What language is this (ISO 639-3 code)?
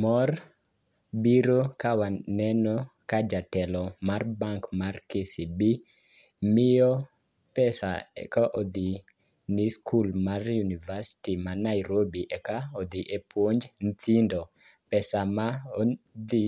luo